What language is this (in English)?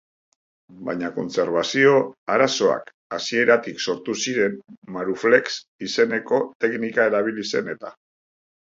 Basque